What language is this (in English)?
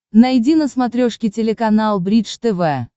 Russian